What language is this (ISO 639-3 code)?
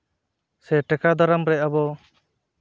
sat